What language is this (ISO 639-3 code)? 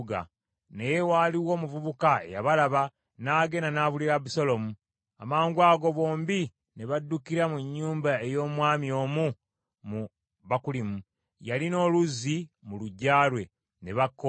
lug